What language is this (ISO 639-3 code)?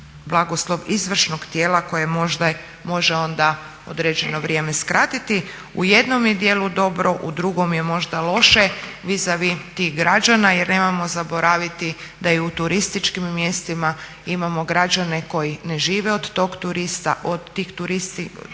hrv